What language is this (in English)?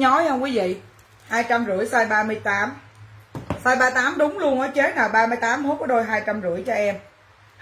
Vietnamese